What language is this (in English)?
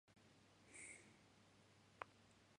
Japanese